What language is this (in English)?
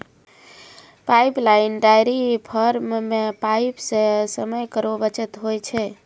Maithili